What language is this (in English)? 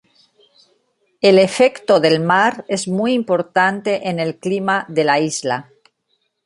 Spanish